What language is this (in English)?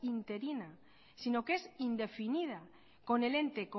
Spanish